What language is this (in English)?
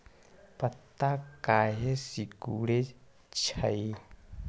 Magahi